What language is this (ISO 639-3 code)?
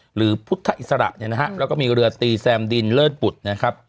tha